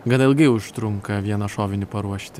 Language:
Lithuanian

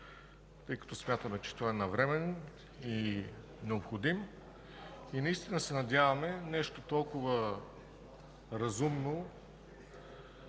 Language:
Bulgarian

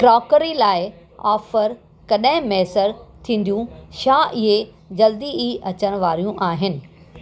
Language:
Sindhi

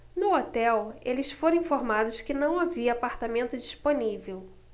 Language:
Portuguese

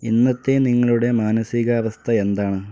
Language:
Malayalam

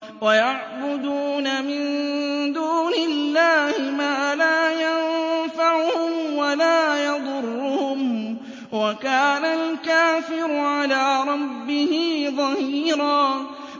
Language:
Arabic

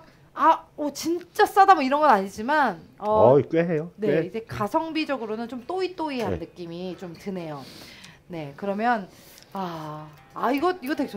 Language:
Korean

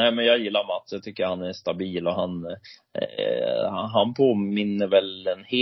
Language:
Swedish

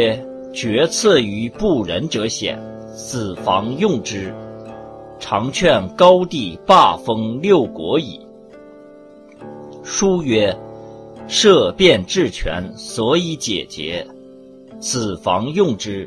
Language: Chinese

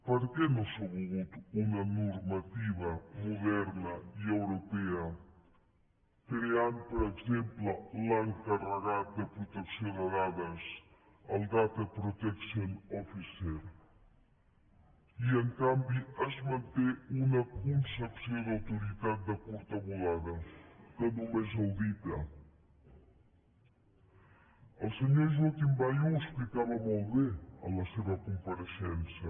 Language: Catalan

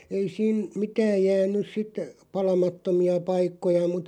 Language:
Finnish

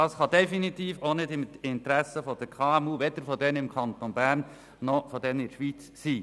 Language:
Swiss German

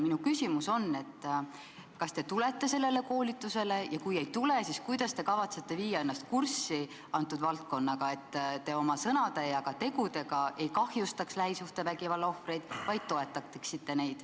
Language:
Estonian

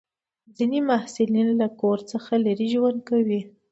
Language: Pashto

